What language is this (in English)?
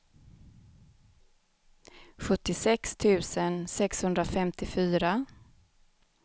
Swedish